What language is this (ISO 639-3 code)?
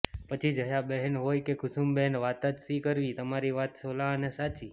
guj